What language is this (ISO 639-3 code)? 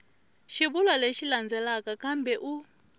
tso